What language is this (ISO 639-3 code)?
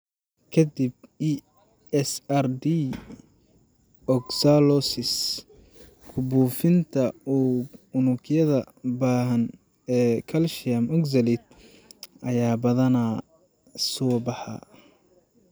som